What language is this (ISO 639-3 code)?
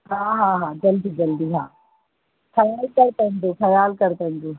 snd